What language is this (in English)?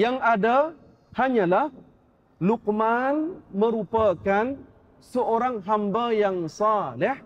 Malay